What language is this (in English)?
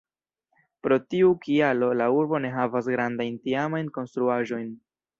Esperanto